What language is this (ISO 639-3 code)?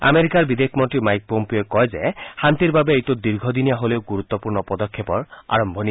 asm